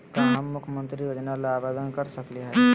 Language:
Magahi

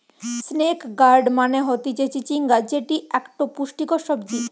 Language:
Bangla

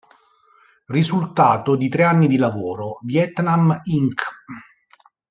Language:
Italian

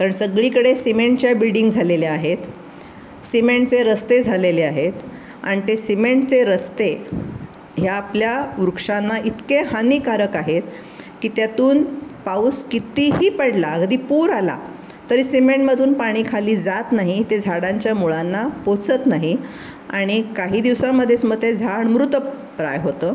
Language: Marathi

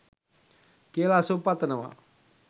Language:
Sinhala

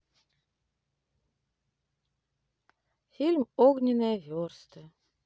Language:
Russian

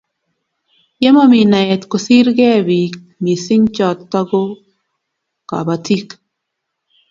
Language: Kalenjin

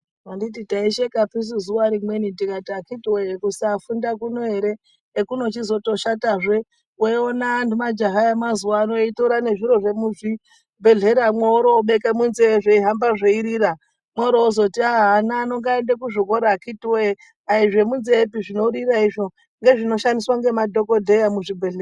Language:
Ndau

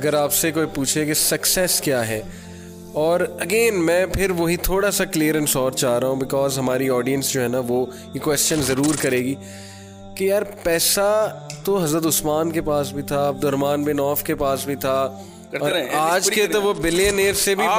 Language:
Urdu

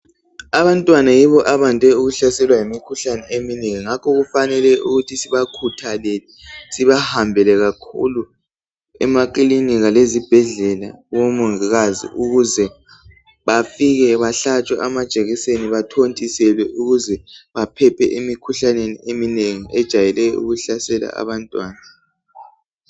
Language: North Ndebele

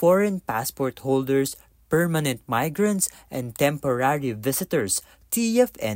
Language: Filipino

